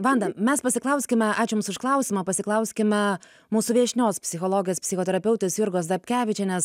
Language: Lithuanian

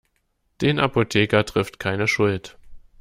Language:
German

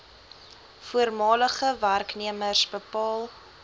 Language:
Afrikaans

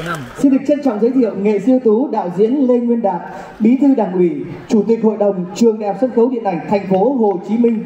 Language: Vietnamese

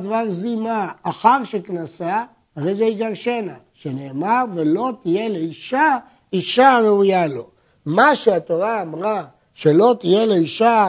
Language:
Hebrew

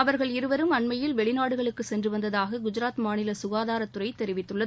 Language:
Tamil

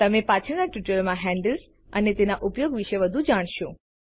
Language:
Gujarati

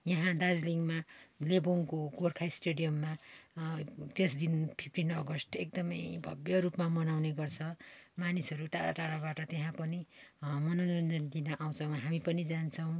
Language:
Nepali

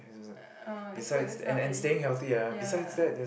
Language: English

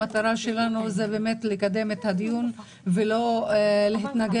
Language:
Hebrew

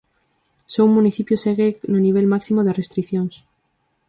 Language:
Galician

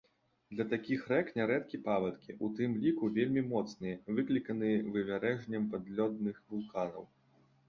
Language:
Belarusian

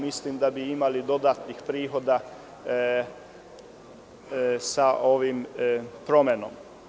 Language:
Serbian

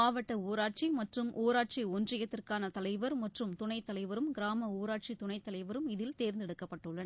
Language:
Tamil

